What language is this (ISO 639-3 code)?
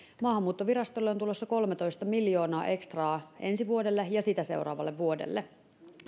fin